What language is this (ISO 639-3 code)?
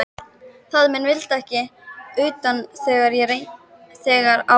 isl